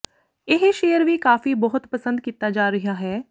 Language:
Punjabi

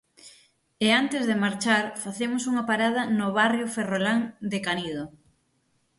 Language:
Galician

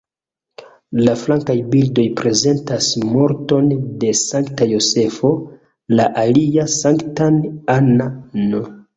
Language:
Esperanto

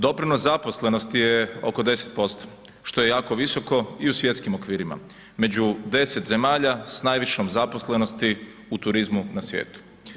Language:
Croatian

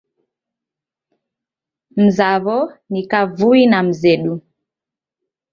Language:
Taita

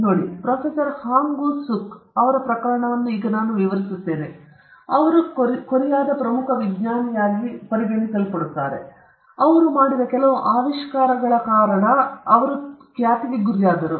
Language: Kannada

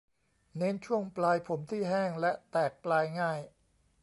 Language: Thai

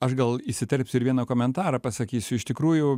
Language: Lithuanian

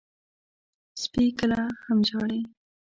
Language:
Pashto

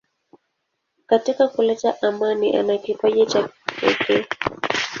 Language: Swahili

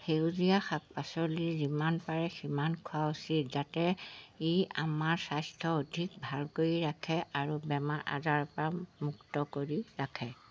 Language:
Assamese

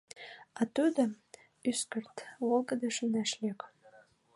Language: Mari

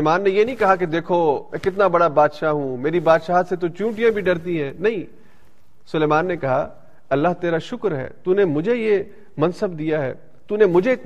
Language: Urdu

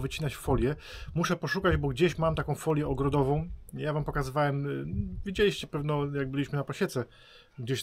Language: Polish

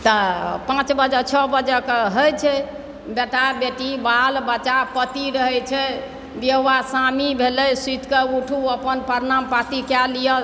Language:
Maithili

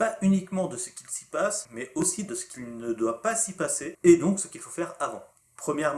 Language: French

